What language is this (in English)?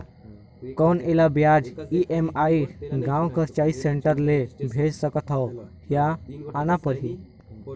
Chhattisgarhi